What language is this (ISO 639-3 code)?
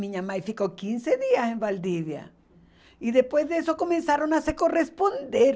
por